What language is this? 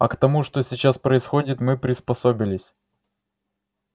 Russian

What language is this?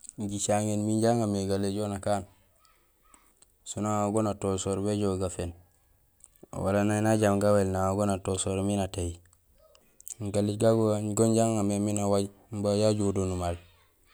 Gusilay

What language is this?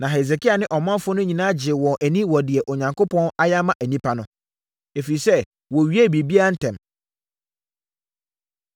Akan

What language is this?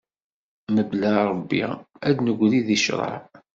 Kabyle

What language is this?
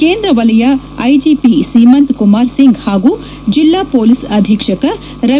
Kannada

